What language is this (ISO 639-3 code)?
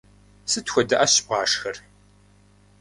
kbd